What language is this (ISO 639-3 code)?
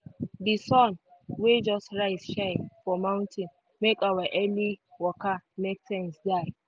pcm